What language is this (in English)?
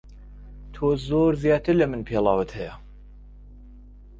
Central Kurdish